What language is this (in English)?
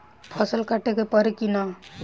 Bhojpuri